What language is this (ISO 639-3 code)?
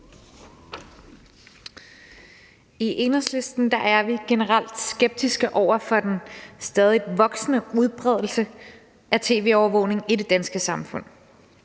dan